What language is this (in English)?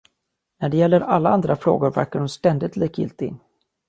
Swedish